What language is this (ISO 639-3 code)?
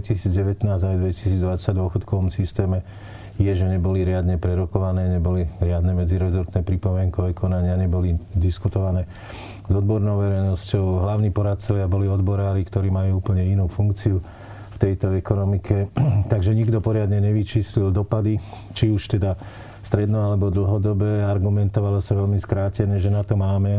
slk